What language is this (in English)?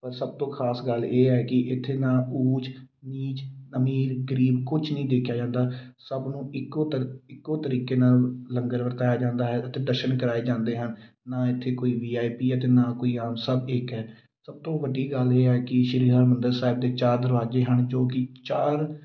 Punjabi